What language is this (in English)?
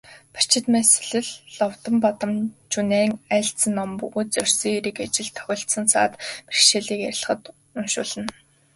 Mongolian